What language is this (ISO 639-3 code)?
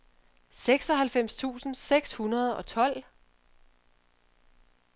dan